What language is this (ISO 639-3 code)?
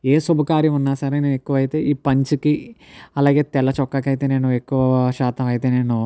tel